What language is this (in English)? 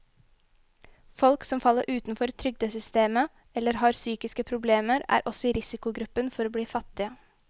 Norwegian